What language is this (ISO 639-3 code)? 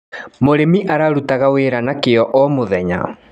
kik